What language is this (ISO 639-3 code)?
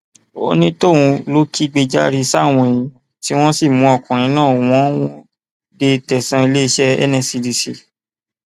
yor